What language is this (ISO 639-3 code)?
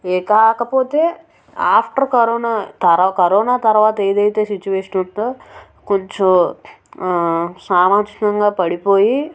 tel